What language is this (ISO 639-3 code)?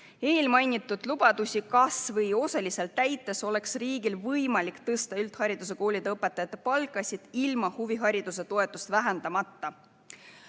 est